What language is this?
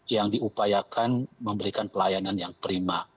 Indonesian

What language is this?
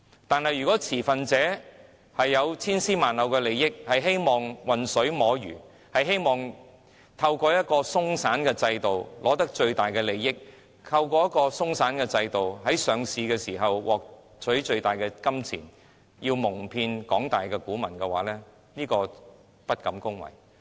Cantonese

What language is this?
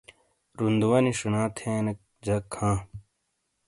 Shina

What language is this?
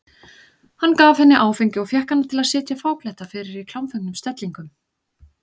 Icelandic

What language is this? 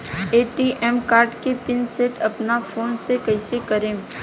Bhojpuri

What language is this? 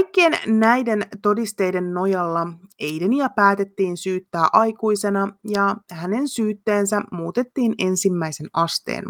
Finnish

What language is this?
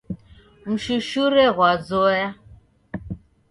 Taita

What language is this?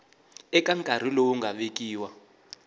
Tsonga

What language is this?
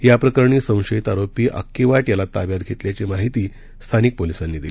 Marathi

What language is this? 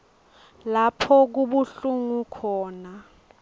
Swati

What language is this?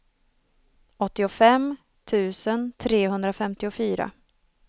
Swedish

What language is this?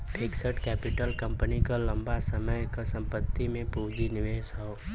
Bhojpuri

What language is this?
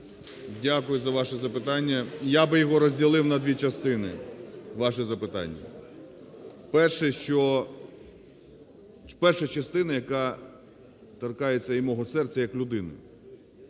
Ukrainian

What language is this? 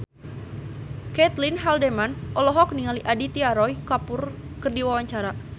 Sundanese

